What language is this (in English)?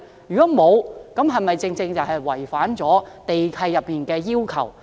Cantonese